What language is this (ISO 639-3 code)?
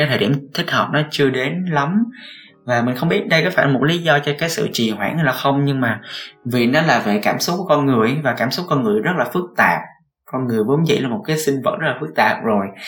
vie